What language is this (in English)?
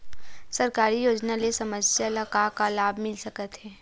Chhattisgarhi